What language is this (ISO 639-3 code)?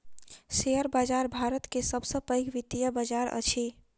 mai